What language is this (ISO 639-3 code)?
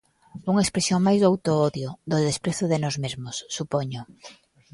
glg